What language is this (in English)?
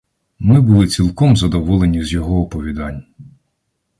Ukrainian